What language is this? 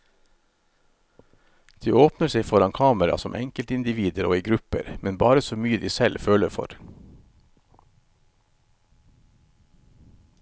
Norwegian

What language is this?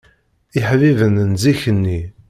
Kabyle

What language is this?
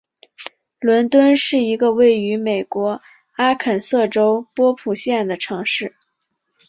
Chinese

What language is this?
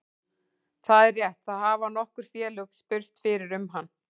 Icelandic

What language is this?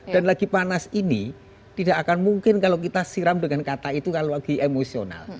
Indonesian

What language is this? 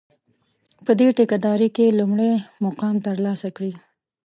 Pashto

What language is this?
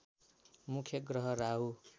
Nepali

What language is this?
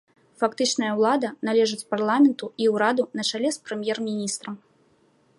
Belarusian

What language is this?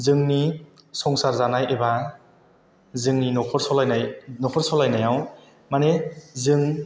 Bodo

